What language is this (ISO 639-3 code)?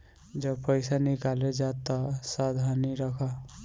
bho